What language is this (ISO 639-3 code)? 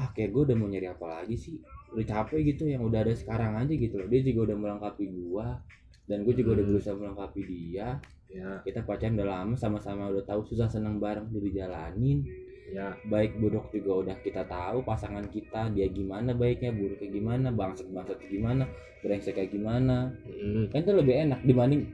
ind